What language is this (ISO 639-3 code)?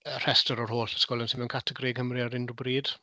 cym